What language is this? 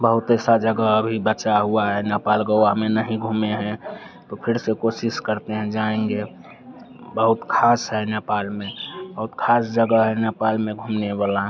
Hindi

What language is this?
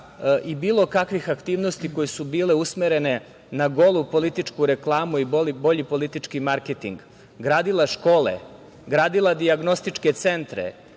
Serbian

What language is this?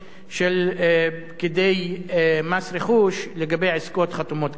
Hebrew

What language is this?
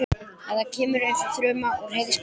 Icelandic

